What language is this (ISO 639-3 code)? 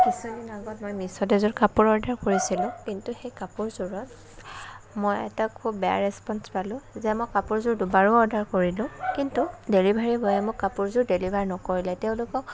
asm